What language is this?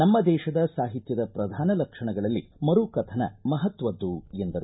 Kannada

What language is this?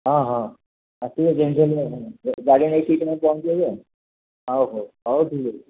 Odia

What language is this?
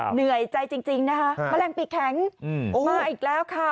Thai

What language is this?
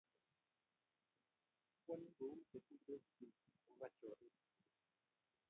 Kalenjin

